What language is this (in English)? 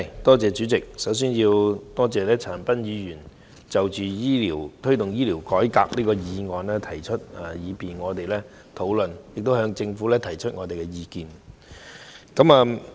Cantonese